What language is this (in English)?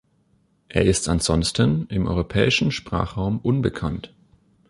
German